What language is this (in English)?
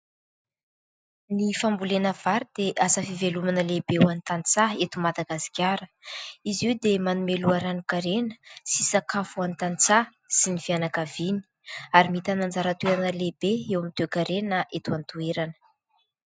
Malagasy